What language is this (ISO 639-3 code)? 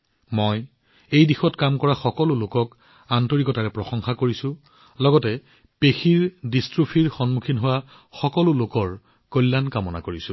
asm